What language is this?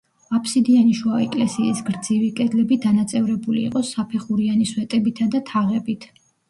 Georgian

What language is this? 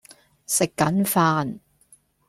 Cantonese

